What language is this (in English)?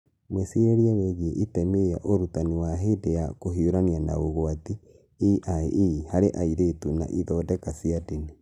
Kikuyu